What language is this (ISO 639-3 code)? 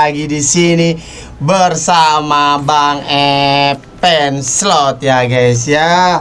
ind